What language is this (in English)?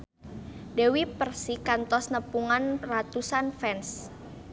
Sundanese